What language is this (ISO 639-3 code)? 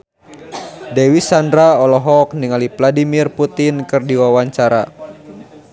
sun